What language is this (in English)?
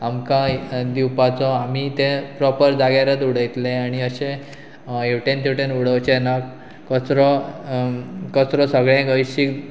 Konkani